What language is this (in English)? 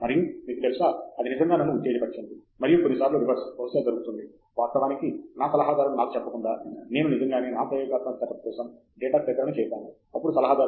Telugu